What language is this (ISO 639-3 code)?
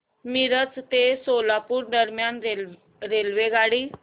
mar